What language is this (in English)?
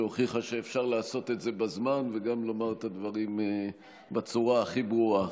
Hebrew